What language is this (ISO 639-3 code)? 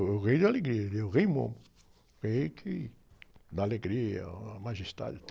por